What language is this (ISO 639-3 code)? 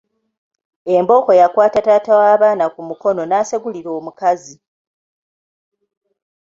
lug